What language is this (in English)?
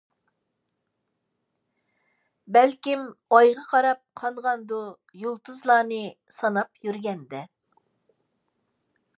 Uyghur